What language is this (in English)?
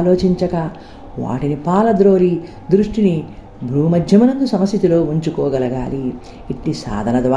Telugu